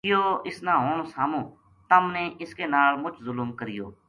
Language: Gujari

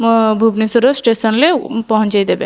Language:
Odia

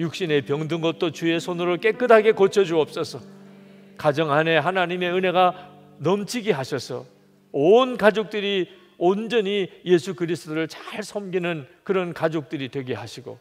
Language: Korean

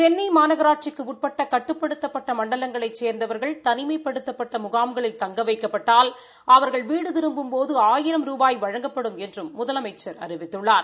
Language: Tamil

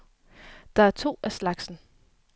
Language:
Danish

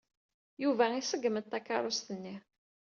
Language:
Kabyle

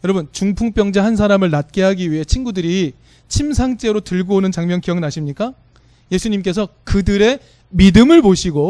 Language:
Korean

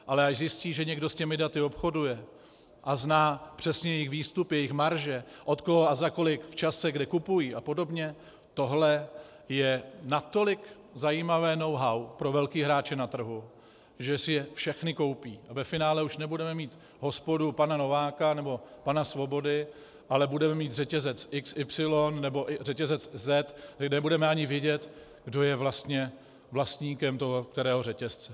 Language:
Czech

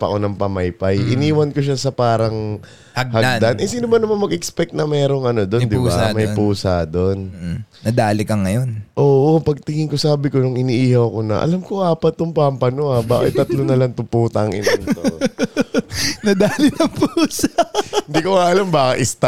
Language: Filipino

